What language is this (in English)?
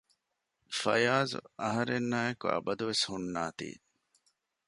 Divehi